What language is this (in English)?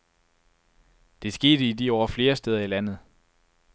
Danish